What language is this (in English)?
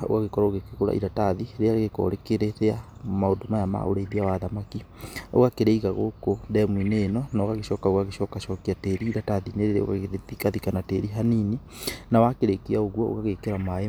Kikuyu